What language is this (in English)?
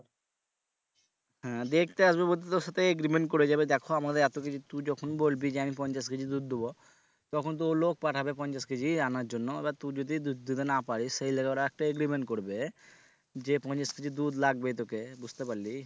Bangla